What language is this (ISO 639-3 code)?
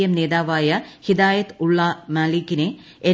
mal